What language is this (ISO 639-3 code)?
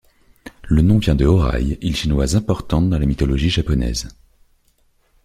fra